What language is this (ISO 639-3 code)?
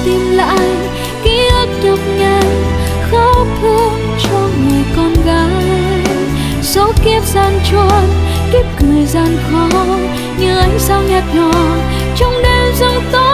vie